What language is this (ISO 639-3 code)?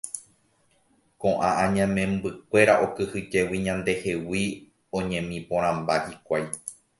grn